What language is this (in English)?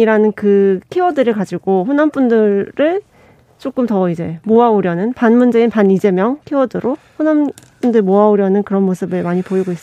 Korean